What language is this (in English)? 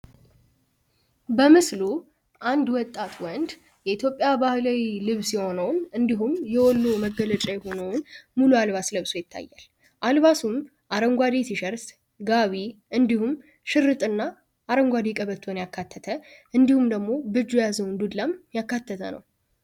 Amharic